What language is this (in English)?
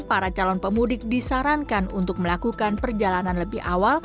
Indonesian